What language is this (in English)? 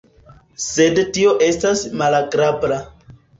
Esperanto